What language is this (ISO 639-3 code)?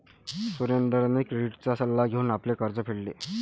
mar